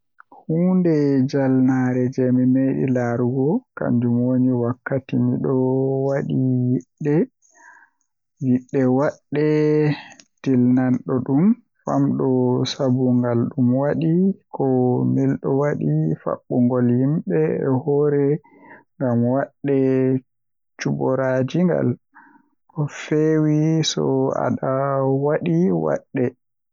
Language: Western Niger Fulfulde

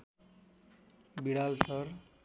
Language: Nepali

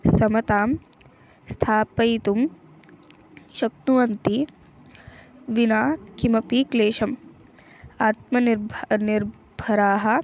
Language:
Sanskrit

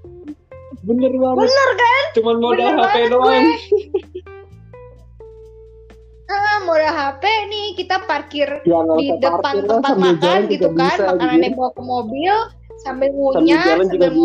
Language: Indonesian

